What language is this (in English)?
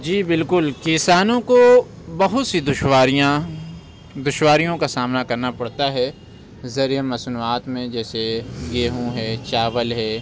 Urdu